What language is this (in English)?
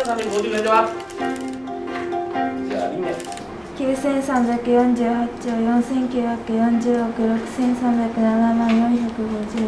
Japanese